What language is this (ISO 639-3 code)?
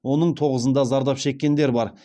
kaz